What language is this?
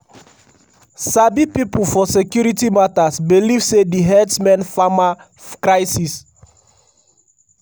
Nigerian Pidgin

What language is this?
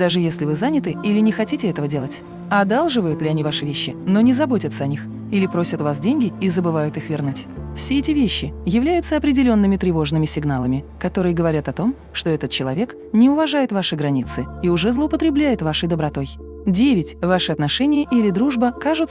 Russian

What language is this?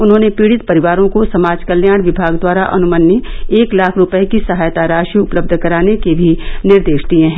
Hindi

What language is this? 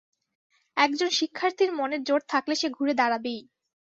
Bangla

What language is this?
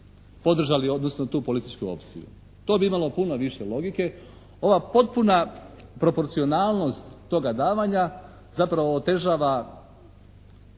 Croatian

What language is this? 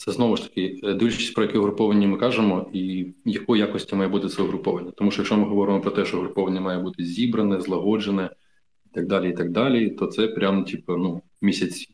Ukrainian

